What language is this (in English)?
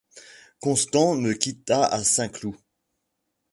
French